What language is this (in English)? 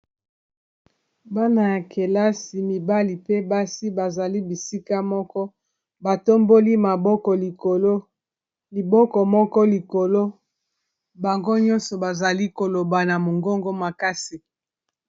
Lingala